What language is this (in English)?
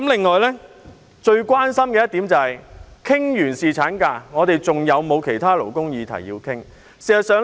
Cantonese